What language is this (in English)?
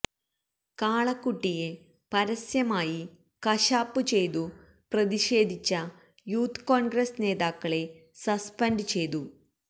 Malayalam